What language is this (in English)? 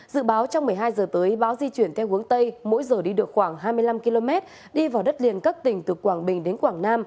Vietnamese